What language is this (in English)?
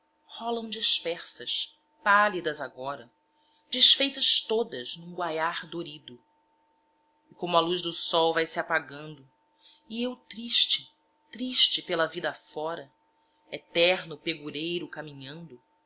Portuguese